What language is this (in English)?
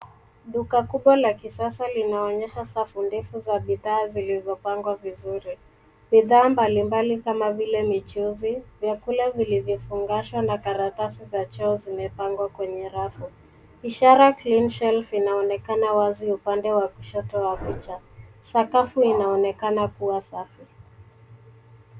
Swahili